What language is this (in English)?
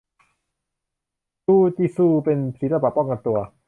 Thai